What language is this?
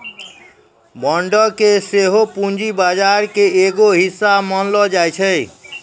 Maithili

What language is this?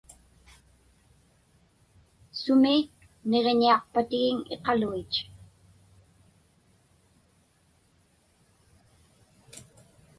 Inupiaq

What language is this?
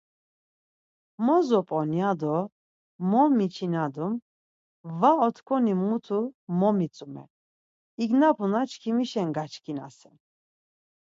Laz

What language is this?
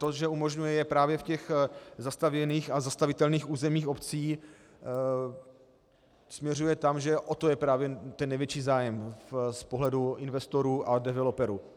Czech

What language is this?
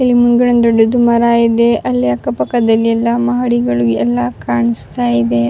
Kannada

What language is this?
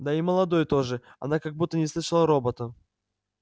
Russian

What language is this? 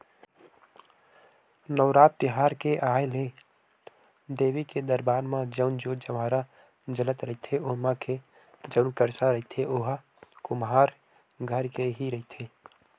Chhattisgarhi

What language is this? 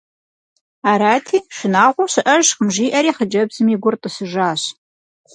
Kabardian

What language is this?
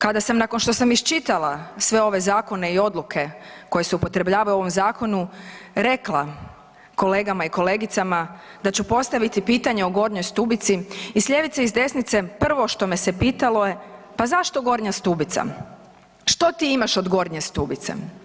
Croatian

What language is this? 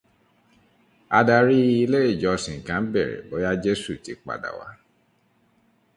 Yoruba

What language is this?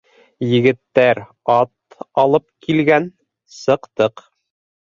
Bashkir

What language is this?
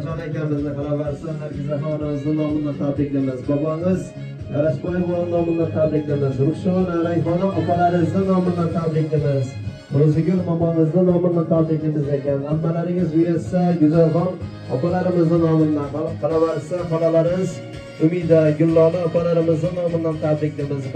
Turkish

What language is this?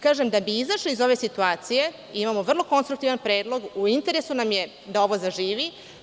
Serbian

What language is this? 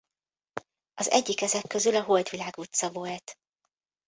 Hungarian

